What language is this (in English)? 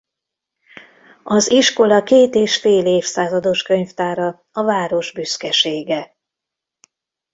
Hungarian